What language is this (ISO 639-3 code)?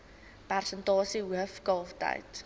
afr